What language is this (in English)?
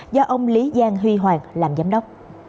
Vietnamese